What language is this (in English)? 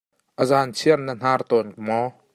Hakha Chin